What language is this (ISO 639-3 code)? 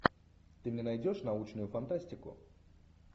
rus